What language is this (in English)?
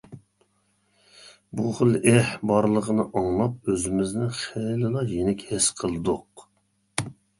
Uyghur